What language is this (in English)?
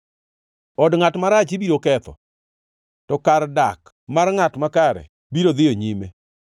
Luo (Kenya and Tanzania)